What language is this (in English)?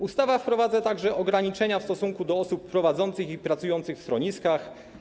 Polish